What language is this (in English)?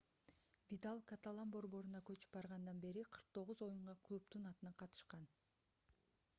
Kyrgyz